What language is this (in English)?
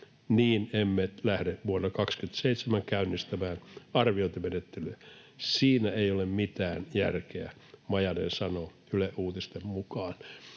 Finnish